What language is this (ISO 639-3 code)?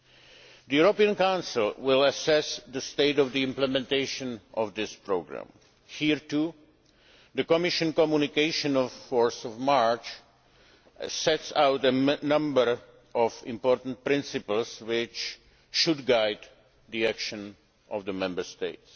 eng